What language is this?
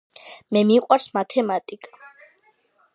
Georgian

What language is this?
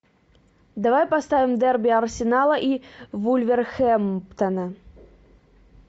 Russian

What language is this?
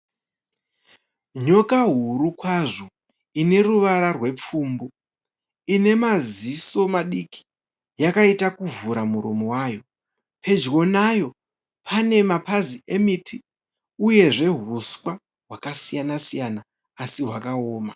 Shona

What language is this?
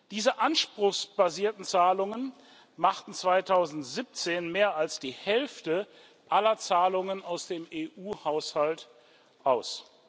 German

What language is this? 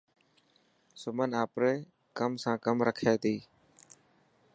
Dhatki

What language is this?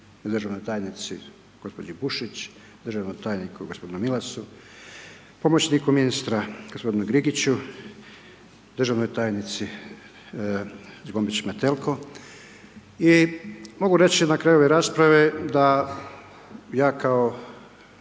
Croatian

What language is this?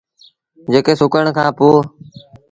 Sindhi Bhil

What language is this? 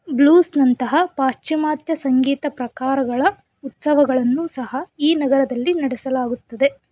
Kannada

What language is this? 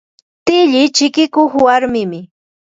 Ambo-Pasco Quechua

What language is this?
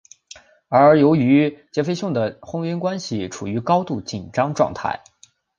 Chinese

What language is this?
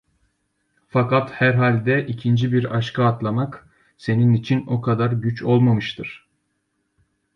Turkish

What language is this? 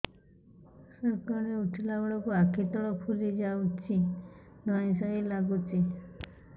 Odia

